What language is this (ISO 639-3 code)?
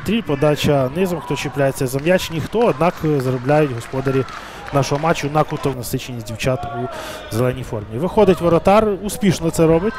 ukr